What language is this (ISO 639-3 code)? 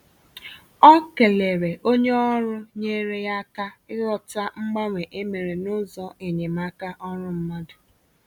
ibo